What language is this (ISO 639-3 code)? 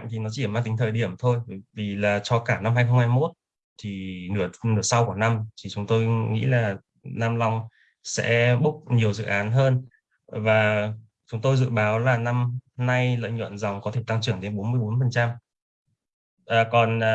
vie